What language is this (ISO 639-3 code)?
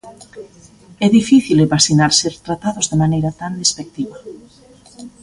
glg